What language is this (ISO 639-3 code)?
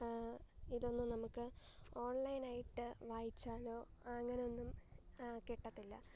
mal